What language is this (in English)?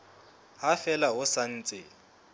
Southern Sotho